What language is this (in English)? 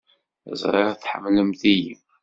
Kabyle